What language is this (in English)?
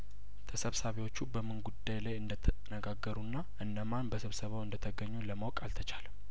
Amharic